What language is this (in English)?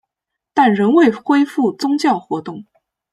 Chinese